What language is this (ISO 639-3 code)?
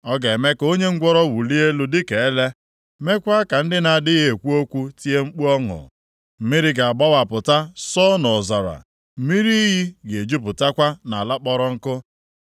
ibo